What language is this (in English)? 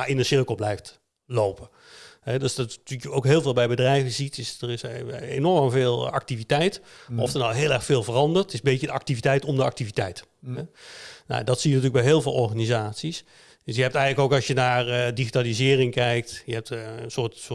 Dutch